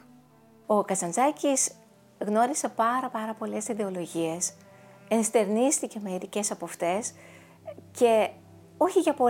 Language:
Greek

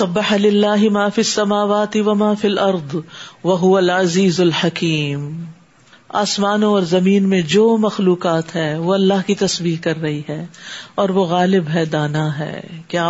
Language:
Urdu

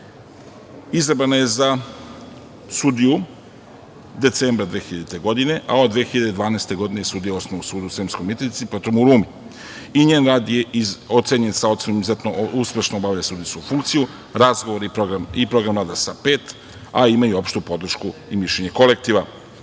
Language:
Serbian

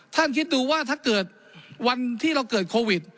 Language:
Thai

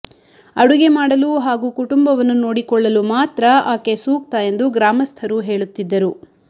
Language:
Kannada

